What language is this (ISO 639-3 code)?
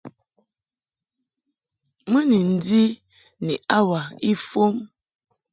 mhk